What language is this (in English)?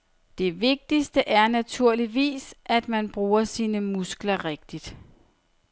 Danish